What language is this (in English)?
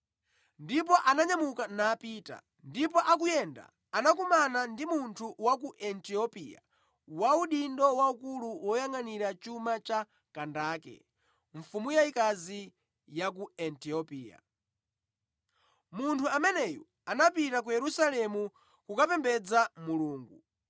Nyanja